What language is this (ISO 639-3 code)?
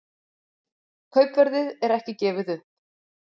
isl